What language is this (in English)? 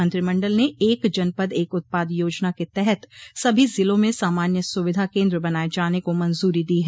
Hindi